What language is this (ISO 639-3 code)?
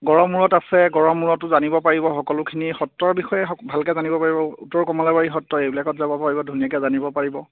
asm